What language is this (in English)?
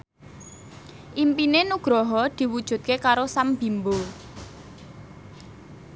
Javanese